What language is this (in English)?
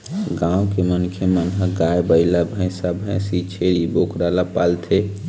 Chhattisgarhi